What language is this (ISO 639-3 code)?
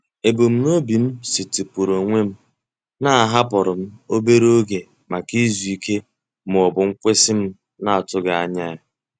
ibo